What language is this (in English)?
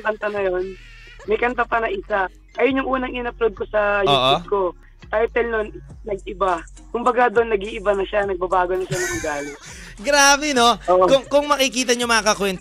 Filipino